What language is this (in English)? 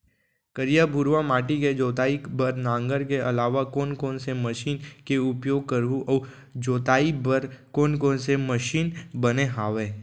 Chhattisgarhi